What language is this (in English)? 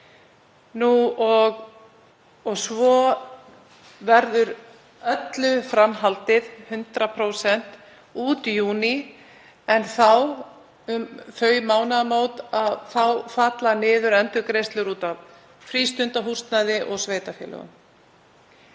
Icelandic